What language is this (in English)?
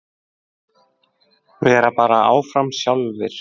Icelandic